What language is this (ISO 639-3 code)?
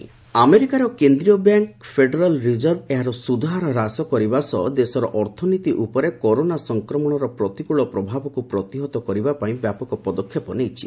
ori